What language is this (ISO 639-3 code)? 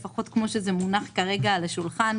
heb